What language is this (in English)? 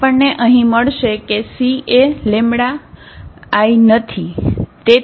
Gujarati